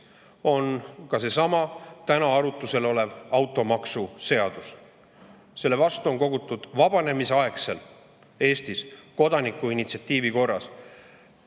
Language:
Estonian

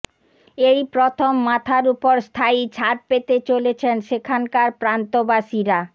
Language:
Bangla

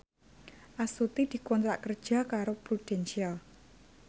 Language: Javanese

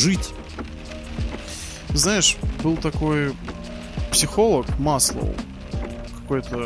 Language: Russian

